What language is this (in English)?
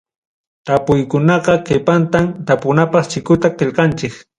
Ayacucho Quechua